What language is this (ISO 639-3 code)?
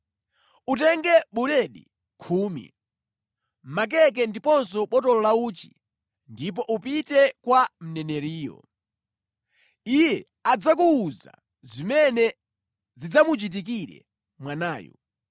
nya